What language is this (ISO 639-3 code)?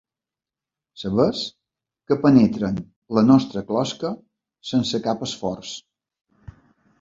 cat